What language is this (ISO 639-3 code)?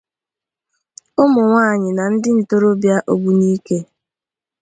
ibo